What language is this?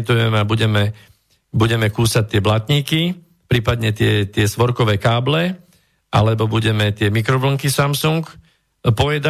Slovak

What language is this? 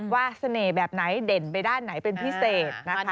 Thai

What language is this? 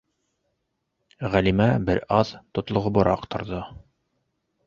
Bashkir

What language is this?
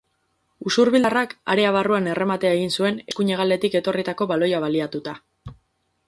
Basque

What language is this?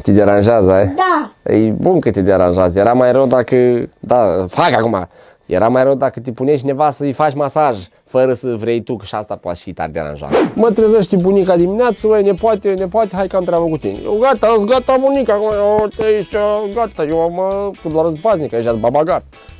Romanian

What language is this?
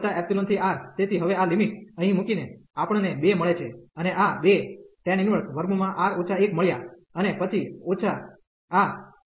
Gujarati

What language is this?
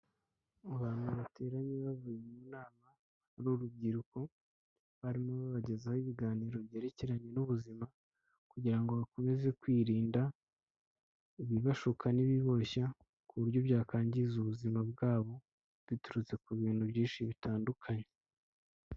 Kinyarwanda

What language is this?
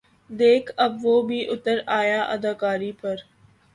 Urdu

